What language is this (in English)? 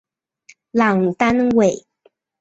Chinese